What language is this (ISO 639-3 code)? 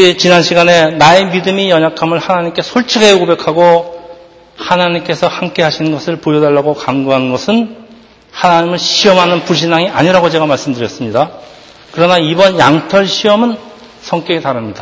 kor